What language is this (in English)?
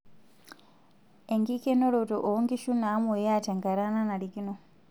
Masai